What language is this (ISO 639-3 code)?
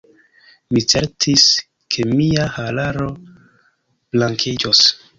epo